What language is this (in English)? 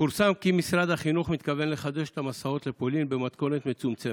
Hebrew